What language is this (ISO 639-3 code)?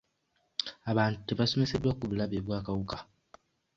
lug